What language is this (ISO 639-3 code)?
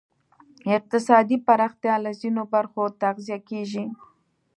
pus